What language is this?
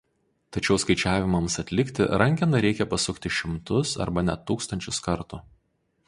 Lithuanian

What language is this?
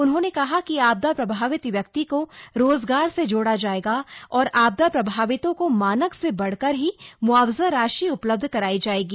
Hindi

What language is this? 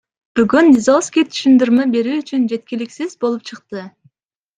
Kyrgyz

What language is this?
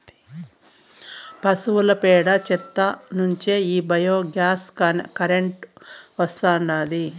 Telugu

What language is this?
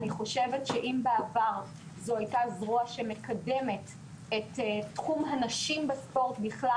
Hebrew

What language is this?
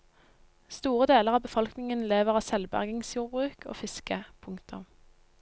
Norwegian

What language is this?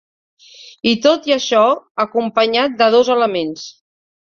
Catalan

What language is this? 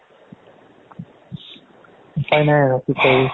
Assamese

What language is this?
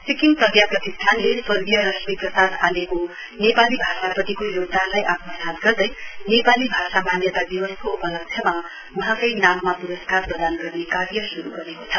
Nepali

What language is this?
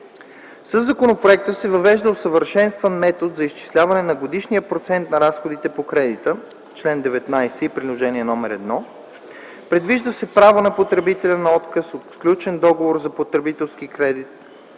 Bulgarian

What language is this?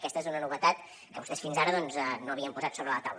Catalan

